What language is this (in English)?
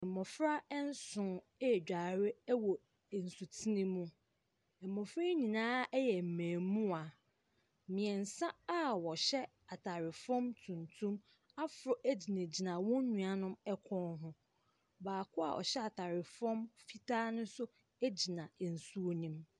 Akan